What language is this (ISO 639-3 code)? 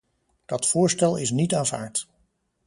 nld